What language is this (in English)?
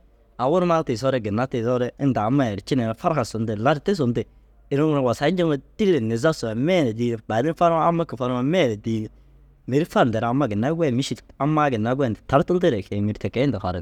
Dazaga